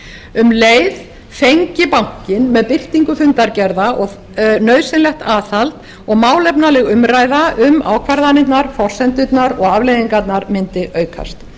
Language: Icelandic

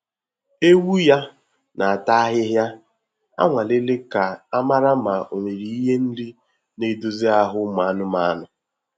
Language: Igbo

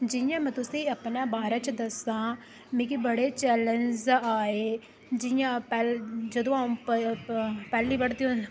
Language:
Dogri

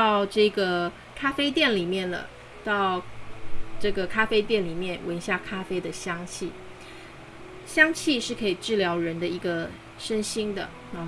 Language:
Chinese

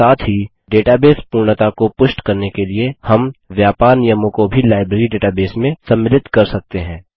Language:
Hindi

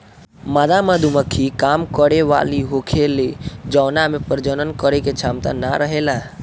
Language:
Bhojpuri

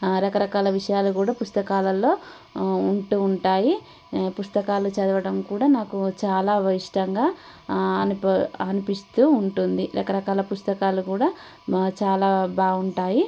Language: Telugu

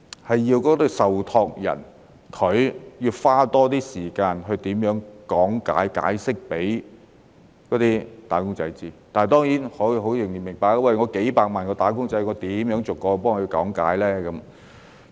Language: Cantonese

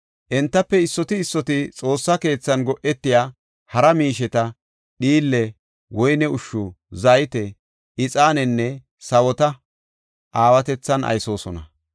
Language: Gofa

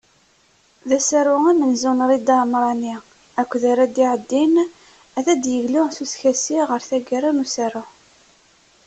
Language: Kabyle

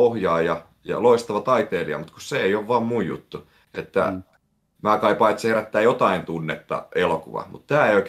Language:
Finnish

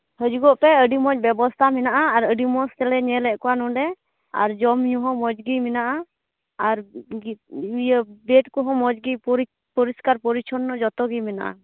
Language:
Santali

